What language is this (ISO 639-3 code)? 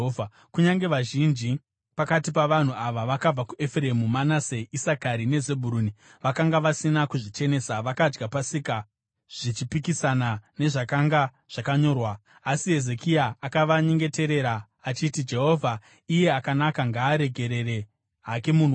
sna